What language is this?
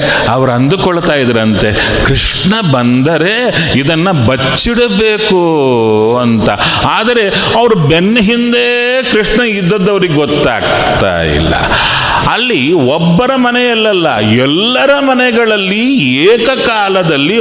Kannada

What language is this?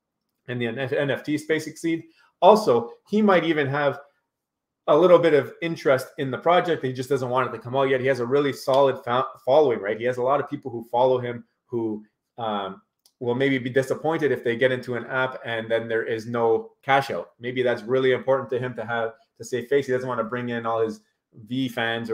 English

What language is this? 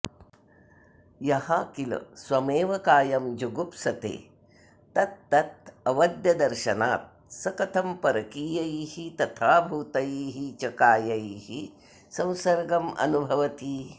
Sanskrit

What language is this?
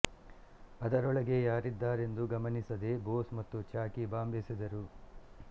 Kannada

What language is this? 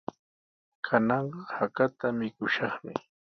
Sihuas Ancash Quechua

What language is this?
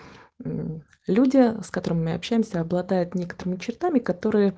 Russian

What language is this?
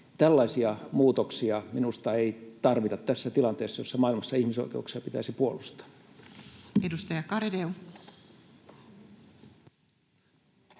Finnish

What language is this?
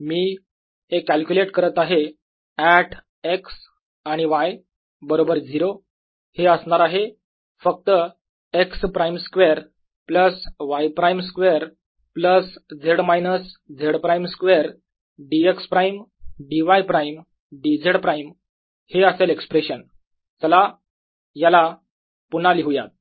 Marathi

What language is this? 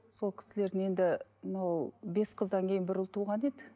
Kazakh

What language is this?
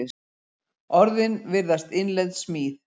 Icelandic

